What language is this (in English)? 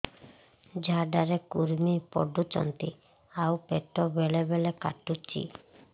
Odia